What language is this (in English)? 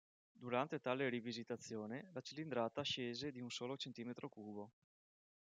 Italian